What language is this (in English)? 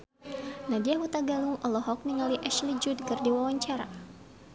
Sundanese